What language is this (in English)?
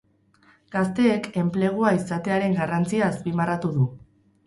Basque